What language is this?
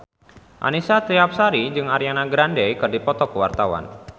Sundanese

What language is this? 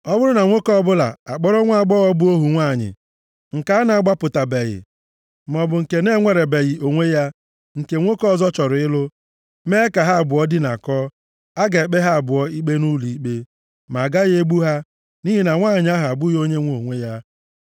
Igbo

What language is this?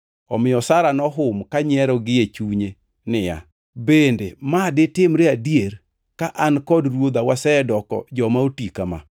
Luo (Kenya and Tanzania)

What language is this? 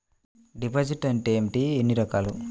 Telugu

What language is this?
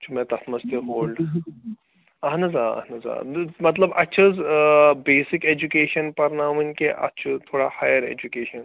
Kashmiri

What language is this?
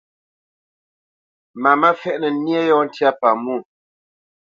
Bamenyam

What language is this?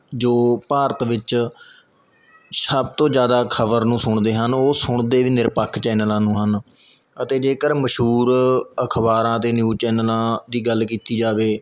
Punjabi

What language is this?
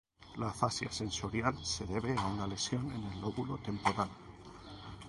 Spanish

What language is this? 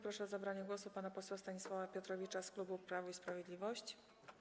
Polish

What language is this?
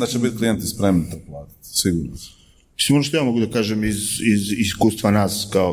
Croatian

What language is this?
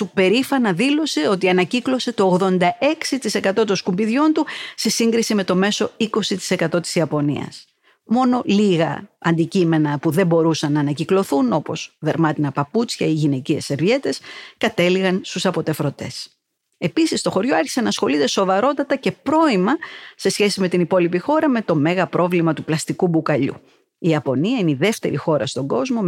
Greek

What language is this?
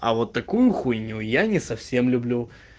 Russian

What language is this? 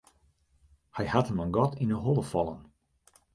Western Frisian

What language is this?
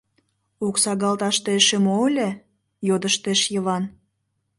Mari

